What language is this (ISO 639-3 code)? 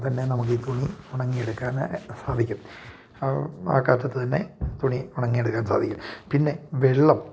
mal